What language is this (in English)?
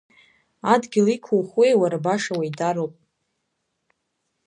Abkhazian